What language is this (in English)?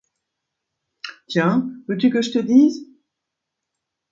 French